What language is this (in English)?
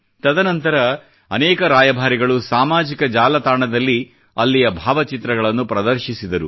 Kannada